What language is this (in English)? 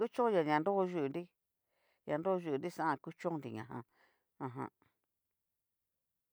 Cacaloxtepec Mixtec